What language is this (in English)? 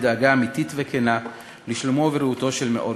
Hebrew